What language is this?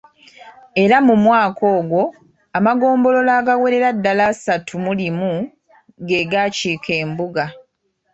Ganda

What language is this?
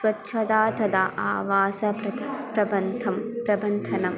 Sanskrit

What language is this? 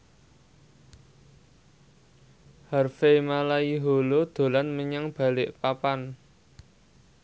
Javanese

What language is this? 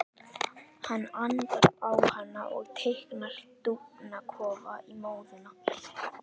Icelandic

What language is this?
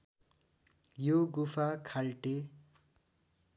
Nepali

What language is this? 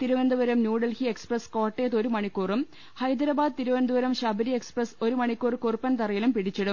Malayalam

